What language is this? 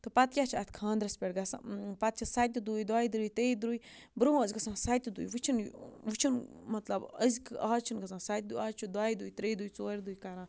Kashmiri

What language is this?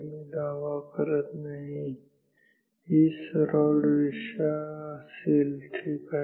Marathi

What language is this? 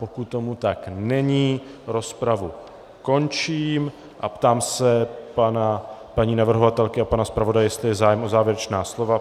Czech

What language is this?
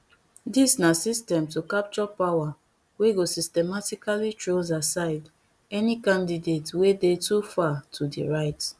Nigerian Pidgin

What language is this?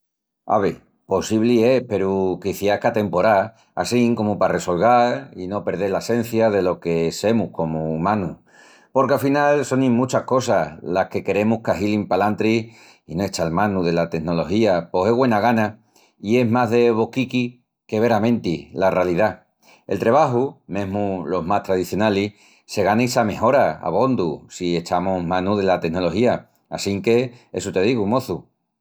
Extremaduran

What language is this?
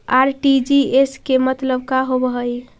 Magahi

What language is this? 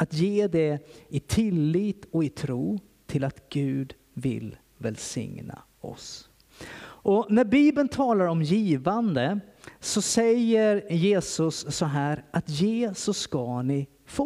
Swedish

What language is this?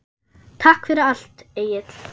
Icelandic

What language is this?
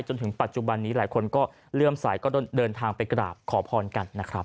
Thai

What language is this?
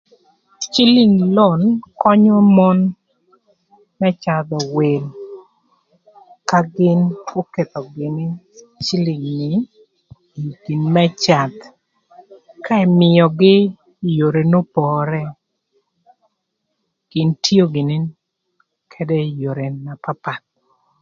Thur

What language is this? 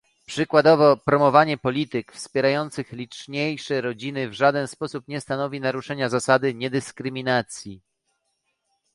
Polish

